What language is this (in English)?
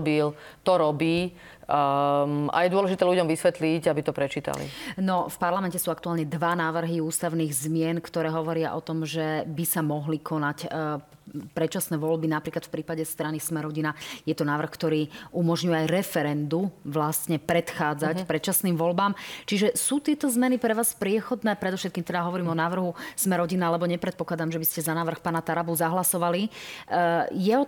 Slovak